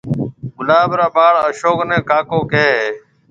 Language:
Marwari (Pakistan)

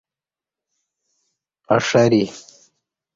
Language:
Kati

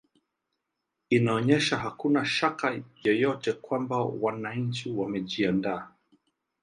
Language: Swahili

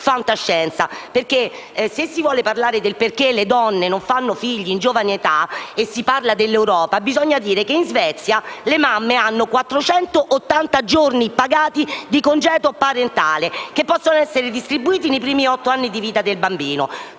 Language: Italian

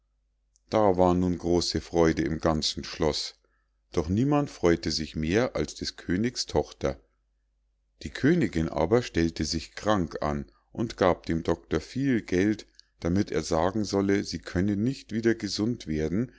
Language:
German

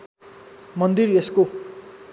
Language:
Nepali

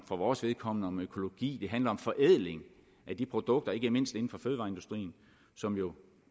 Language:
Danish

